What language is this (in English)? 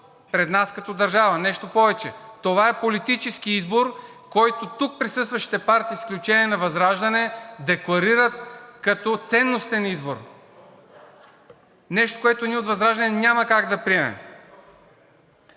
Bulgarian